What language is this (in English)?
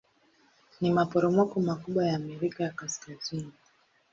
Swahili